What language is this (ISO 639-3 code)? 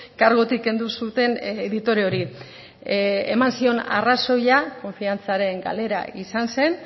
eus